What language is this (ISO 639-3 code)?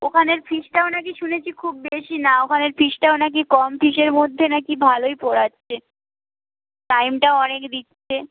ben